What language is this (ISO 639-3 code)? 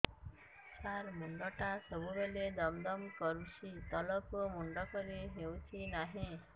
ori